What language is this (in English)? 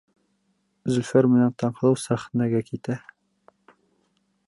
Bashkir